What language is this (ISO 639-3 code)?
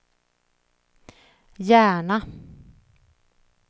swe